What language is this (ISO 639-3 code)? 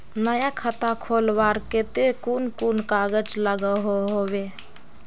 mag